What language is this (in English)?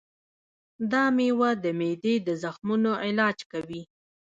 Pashto